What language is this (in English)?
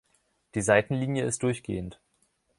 German